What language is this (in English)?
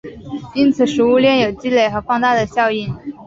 Chinese